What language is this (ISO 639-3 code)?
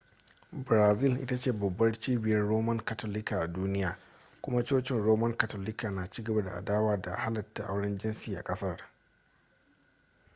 hau